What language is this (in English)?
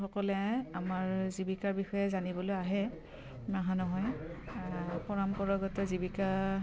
Assamese